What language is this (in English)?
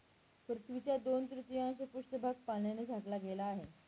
Marathi